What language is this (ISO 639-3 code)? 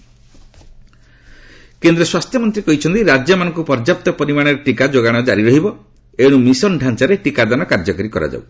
ori